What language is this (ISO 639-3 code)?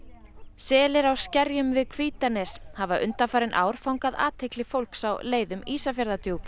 isl